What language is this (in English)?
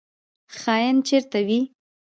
Pashto